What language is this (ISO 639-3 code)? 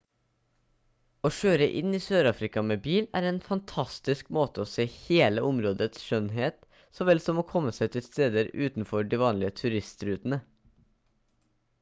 nob